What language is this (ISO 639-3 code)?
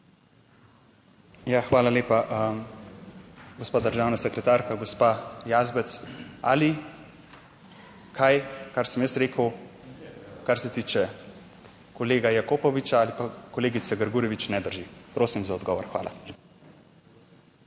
slv